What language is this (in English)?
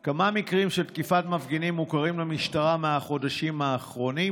Hebrew